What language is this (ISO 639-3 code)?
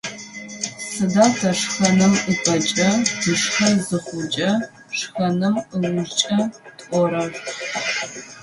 ady